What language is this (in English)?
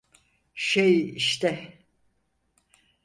Turkish